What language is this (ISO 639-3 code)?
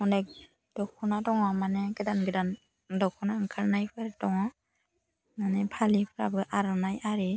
brx